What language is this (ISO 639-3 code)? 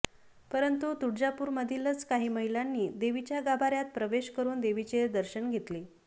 mar